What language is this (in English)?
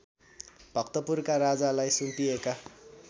Nepali